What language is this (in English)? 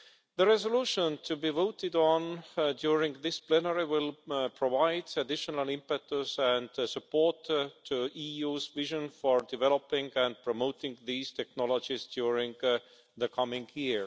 English